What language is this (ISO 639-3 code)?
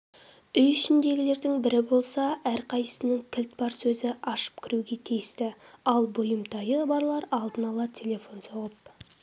kaz